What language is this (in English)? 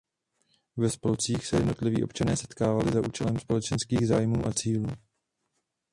Czech